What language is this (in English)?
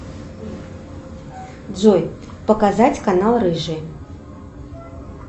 Russian